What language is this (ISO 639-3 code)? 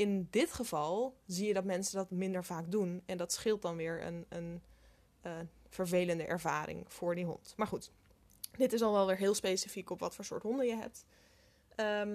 nld